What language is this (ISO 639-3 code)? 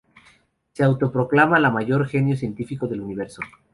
spa